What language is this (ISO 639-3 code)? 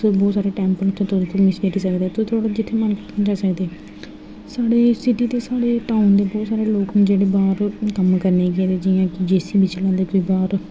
doi